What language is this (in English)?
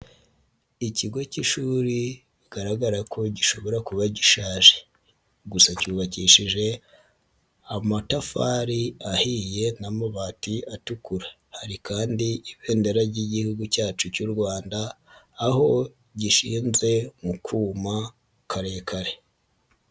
Kinyarwanda